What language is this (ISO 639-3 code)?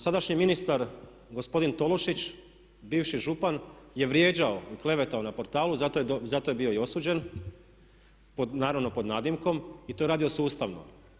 hrv